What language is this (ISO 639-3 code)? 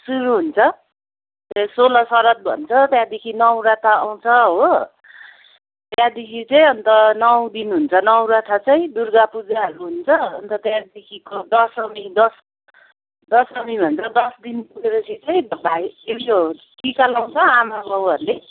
nep